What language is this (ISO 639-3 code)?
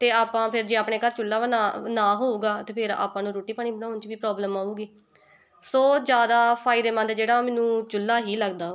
pan